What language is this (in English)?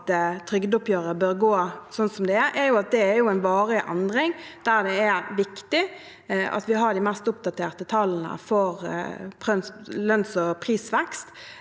Norwegian